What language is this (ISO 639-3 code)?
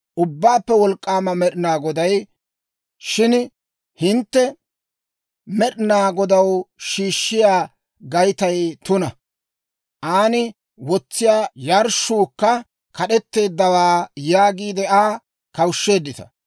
dwr